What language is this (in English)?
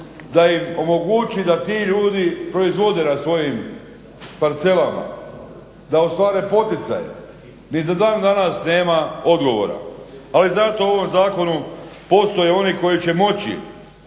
Croatian